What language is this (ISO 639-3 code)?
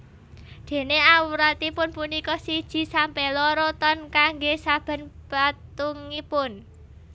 jav